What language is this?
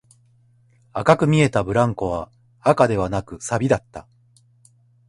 Japanese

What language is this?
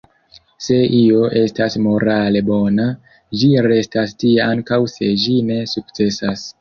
Esperanto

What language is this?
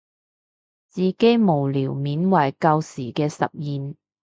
Cantonese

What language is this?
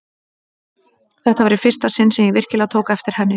Icelandic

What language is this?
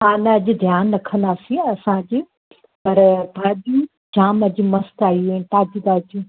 Sindhi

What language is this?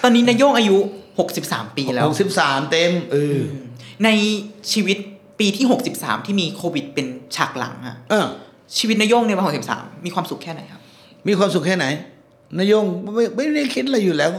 Thai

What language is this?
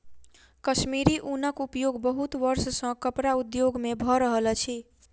Maithili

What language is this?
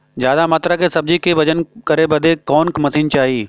Bhojpuri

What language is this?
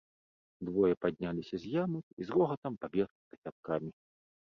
Belarusian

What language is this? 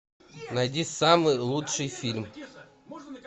Russian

